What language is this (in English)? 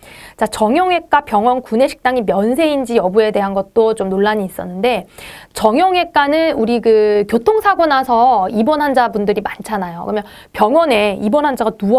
Korean